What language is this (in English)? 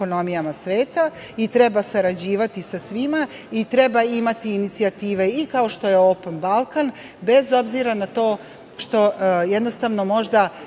Serbian